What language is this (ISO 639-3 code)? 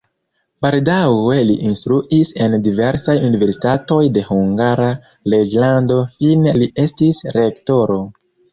epo